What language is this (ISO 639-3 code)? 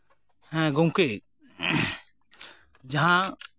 sat